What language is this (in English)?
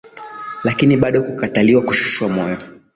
Swahili